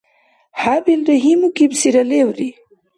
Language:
Dargwa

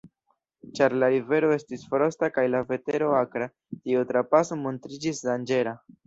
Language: Esperanto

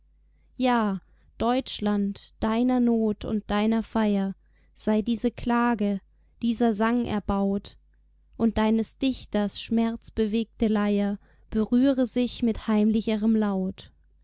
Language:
German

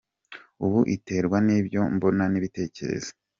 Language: Kinyarwanda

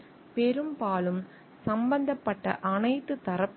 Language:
Tamil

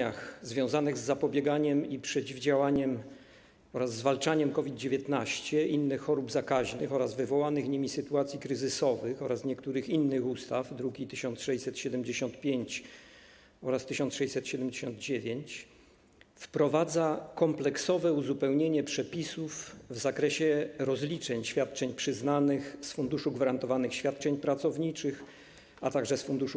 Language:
Polish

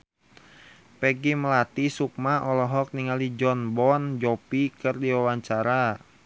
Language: Sundanese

